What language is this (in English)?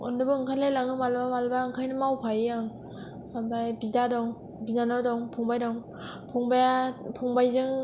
Bodo